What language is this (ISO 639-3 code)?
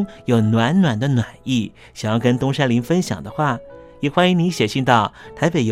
zho